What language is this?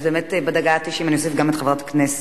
Hebrew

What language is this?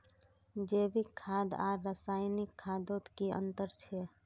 Magahi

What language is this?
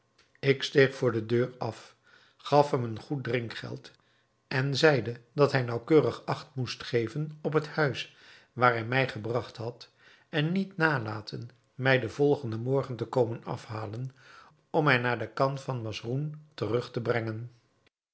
Dutch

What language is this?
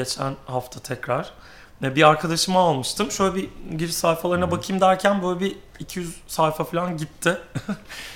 Turkish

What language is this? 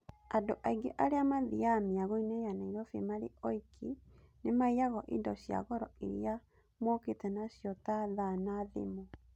Kikuyu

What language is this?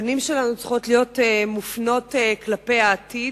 Hebrew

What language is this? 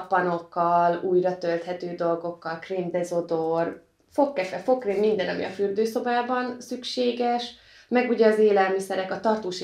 Hungarian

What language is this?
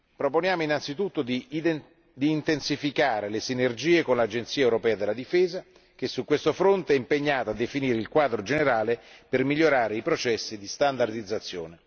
Italian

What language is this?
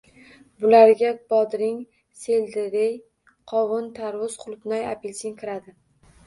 Uzbek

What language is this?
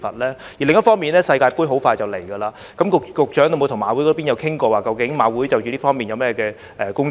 Cantonese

